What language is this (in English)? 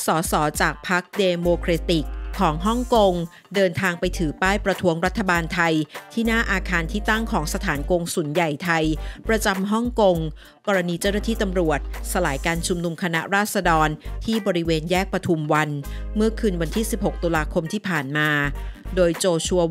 Thai